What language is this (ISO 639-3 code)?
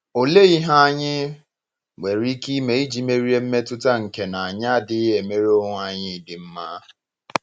ibo